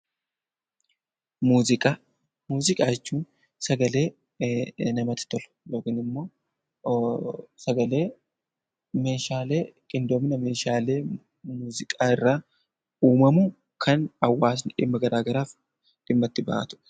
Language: Oromo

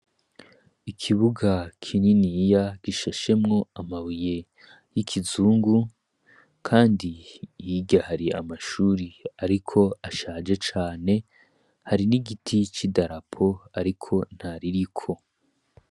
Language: Rundi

